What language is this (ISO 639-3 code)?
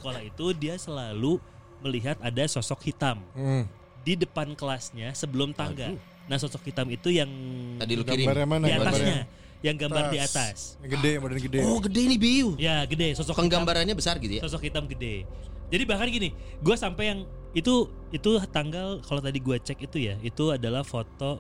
ind